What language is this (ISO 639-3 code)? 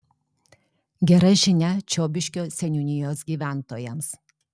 lit